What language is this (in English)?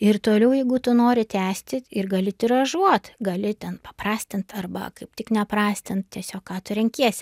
Lithuanian